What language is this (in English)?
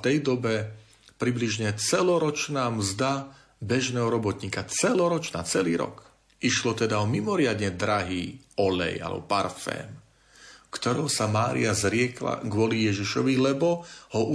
Slovak